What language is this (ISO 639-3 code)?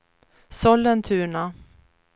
swe